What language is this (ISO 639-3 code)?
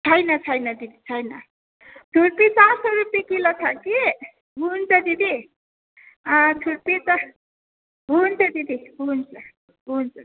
nep